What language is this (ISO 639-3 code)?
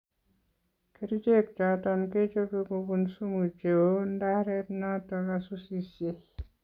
kln